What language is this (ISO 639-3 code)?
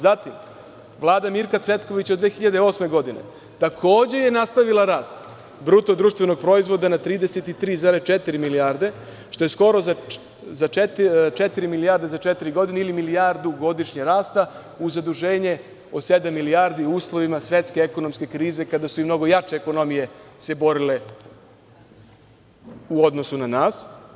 srp